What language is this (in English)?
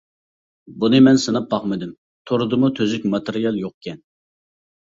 Uyghur